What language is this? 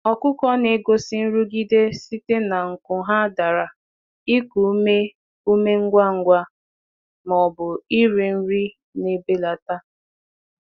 Igbo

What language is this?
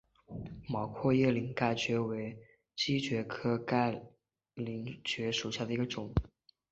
Chinese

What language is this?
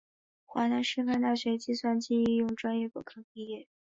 Chinese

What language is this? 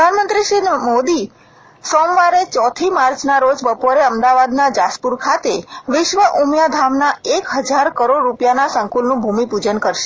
Gujarati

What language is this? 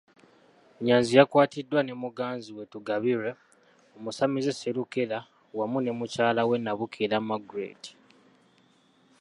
Ganda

